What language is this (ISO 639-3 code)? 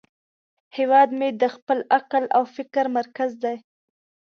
pus